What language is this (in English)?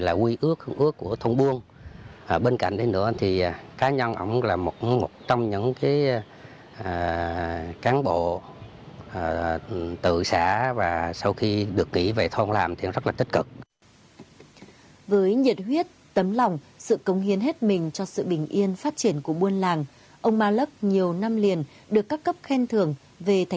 Vietnamese